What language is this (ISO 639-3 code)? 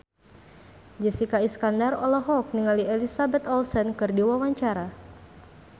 sun